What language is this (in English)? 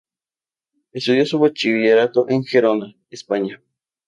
Spanish